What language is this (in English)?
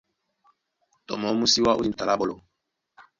Duala